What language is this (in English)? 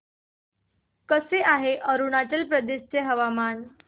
Marathi